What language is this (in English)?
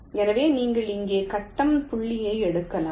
Tamil